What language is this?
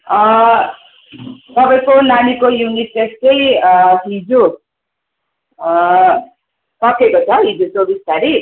Nepali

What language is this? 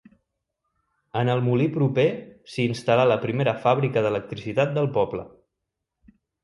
Catalan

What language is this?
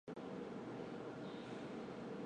Chinese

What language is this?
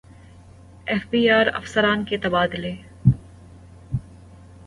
Urdu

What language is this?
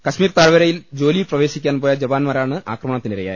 Malayalam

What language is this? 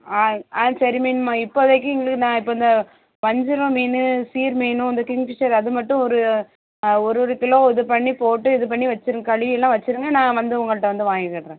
Tamil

